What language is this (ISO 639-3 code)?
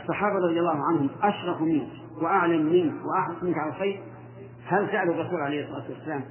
ara